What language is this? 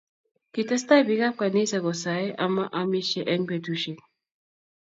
Kalenjin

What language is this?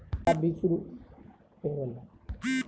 Maithili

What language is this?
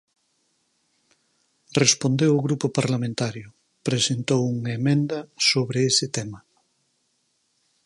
Galician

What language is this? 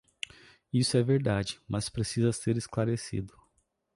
Portuguese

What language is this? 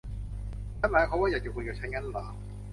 Thai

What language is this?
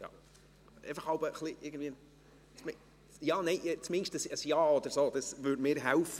Swiss German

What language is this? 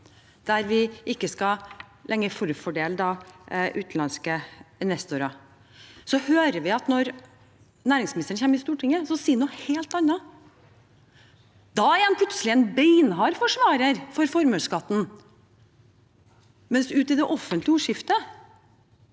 Norwegian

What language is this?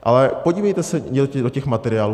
Czech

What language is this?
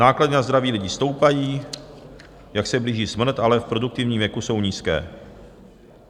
Czech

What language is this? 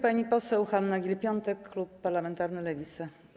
Polish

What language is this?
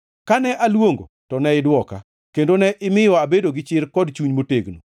Luo (Kenya and Tanzania)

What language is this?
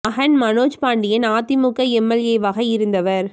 Tamil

